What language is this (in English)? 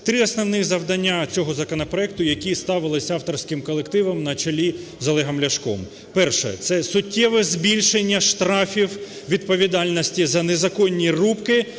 Ukrainian